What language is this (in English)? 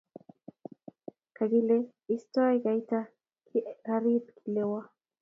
Kalenjin